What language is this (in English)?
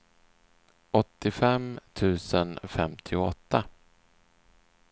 Swedish